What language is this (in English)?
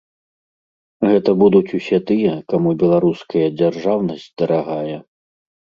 Belarusian